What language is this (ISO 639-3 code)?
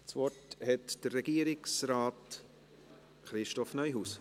gsw